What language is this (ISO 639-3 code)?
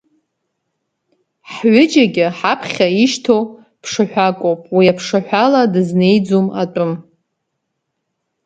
abk